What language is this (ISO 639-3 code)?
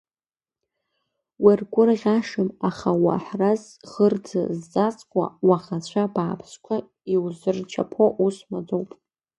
abk